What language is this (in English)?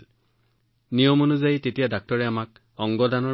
Assamese